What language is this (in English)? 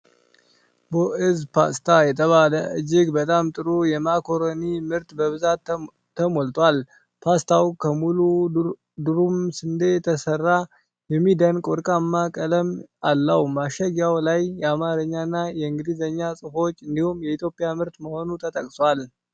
Amharic